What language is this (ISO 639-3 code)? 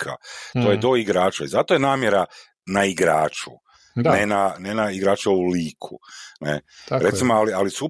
hrv